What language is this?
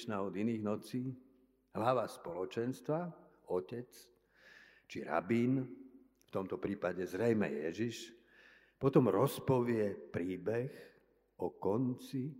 Slovak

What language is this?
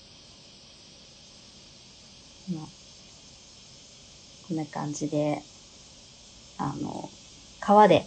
Japanese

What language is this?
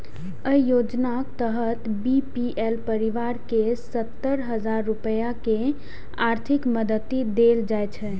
Maithili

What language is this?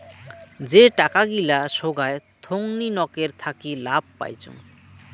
Bangla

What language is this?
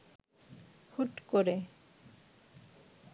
Bangla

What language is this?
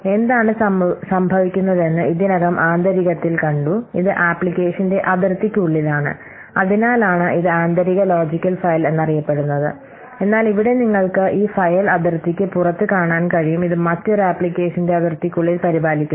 Malayalam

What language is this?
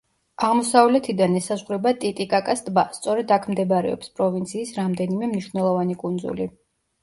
Georgian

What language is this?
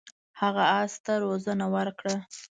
Pashto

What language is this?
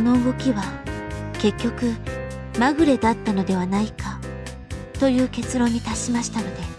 Japanese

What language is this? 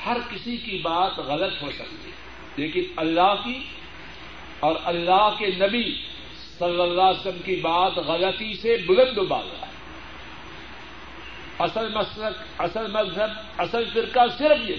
Urdu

